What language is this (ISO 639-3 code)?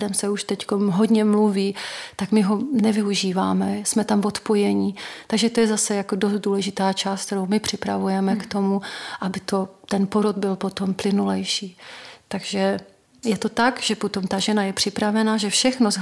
ces